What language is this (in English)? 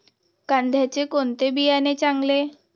Marathi